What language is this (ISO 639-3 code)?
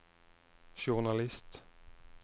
nor